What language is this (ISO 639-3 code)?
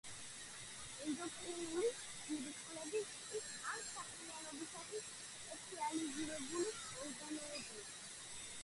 kat